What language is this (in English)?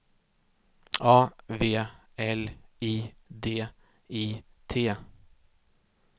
Swedish